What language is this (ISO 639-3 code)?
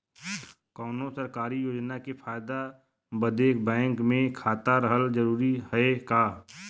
bho